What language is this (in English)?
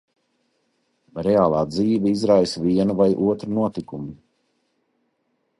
Latvian